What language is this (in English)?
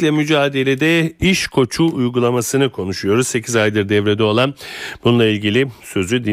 Turkish